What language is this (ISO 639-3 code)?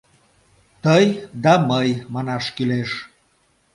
chm